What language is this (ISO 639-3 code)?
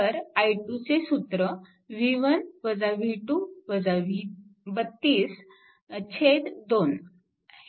mar